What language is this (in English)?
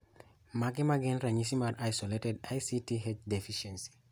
Luo (Kenya and Tanzania)